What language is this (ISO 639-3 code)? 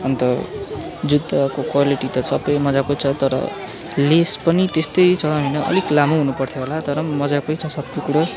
nep